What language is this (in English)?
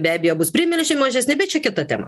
Lithuanian